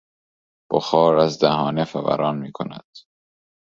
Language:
Persian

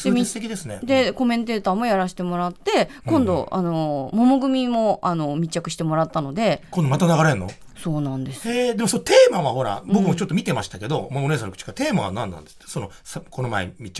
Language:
Japanese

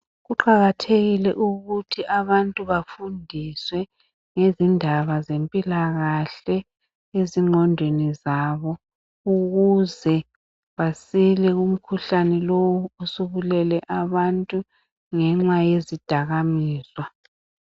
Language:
North Ndebele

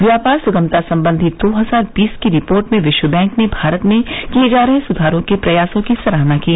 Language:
Hindi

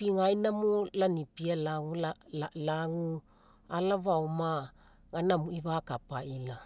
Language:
Mekeo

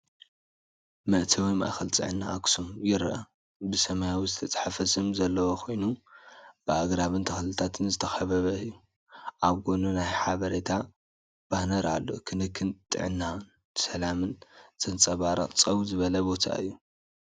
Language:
Tigrinya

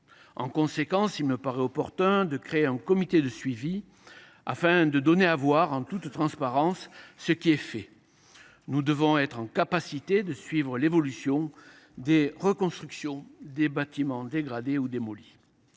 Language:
French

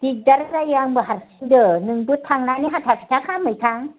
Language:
Bodo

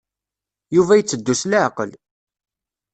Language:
Kabyle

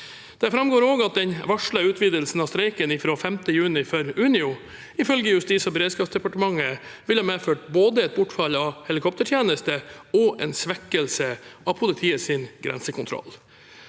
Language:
Norwegian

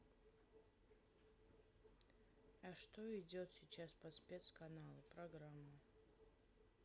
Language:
Russian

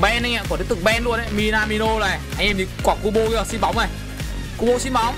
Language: Vietnamese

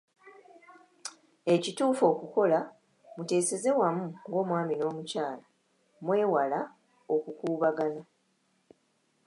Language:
Ganda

